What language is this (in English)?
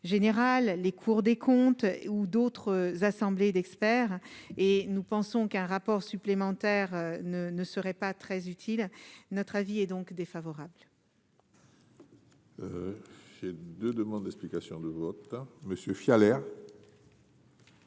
French